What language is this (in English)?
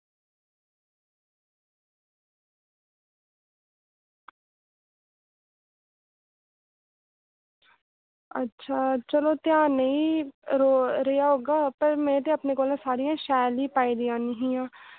Dogri